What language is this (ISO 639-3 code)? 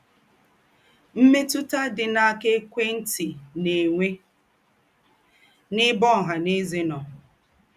ibo